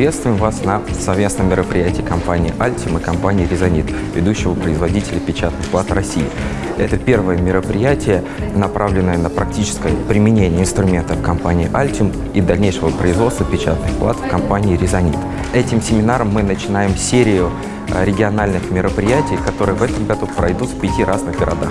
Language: Russian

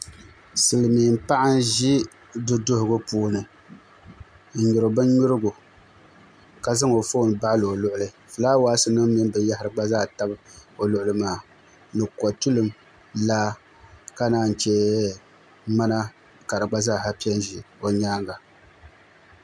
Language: Dagbani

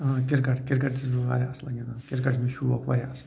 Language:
Kashmiri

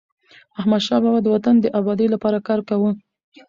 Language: Pashto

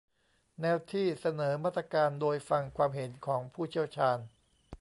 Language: Thai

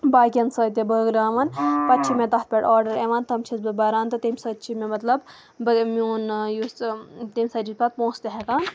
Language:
Kashmiri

